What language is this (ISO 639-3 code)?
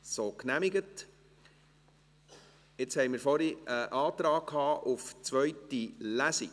gsw